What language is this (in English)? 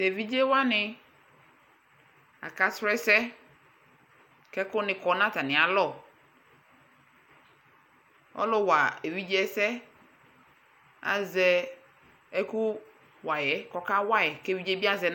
Ikposo